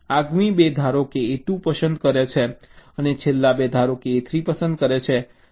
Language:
Gujarati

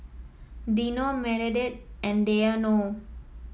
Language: English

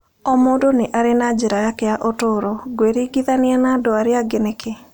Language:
Kikuyu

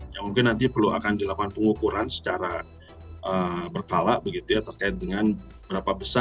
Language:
Indonesian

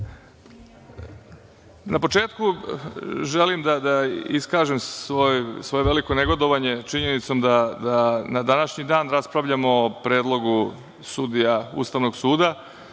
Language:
Serbian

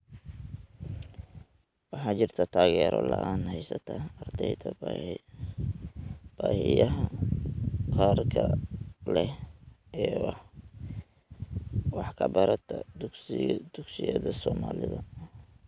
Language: Somali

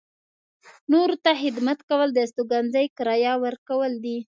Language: Pashto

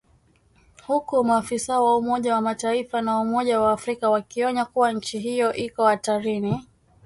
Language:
Swahili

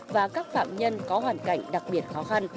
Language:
Vietnamese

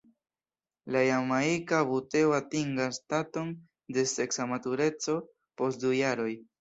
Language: Esperanto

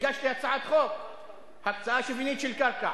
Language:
Hebrew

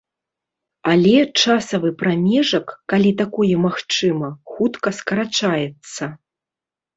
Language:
Belarusian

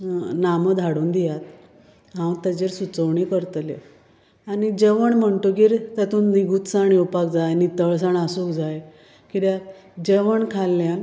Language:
Konkani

